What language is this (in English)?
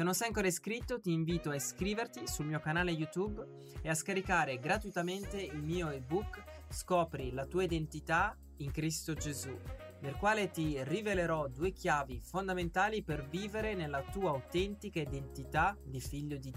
Italian